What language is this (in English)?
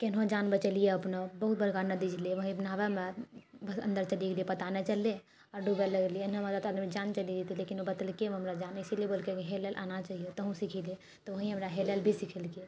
Maithili